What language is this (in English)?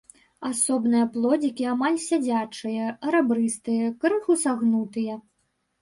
Belarusian